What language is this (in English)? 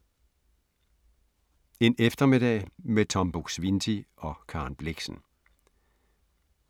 Danish